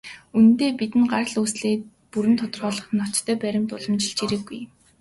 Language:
Mongolian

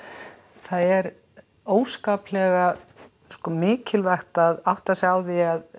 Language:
Icelandic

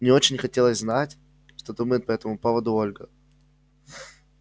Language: Russian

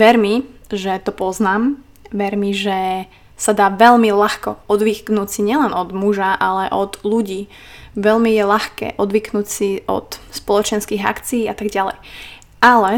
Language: Slovak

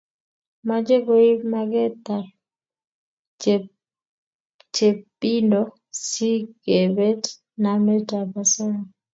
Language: Kalenjin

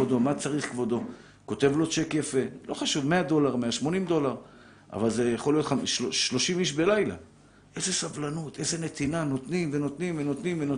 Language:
Hebrew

